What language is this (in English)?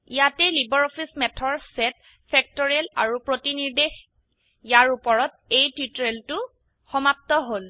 Assamese